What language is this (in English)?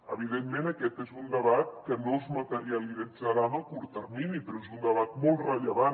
Catalan